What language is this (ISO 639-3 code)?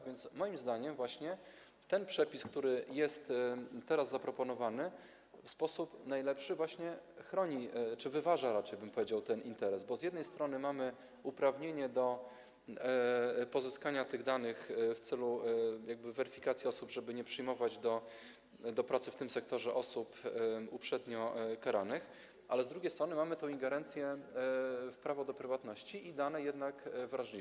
pol